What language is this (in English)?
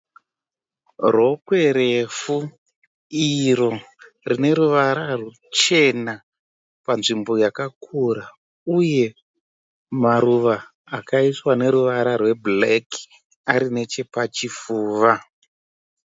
Shona